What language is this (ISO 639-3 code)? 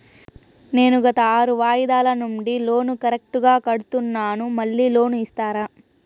tel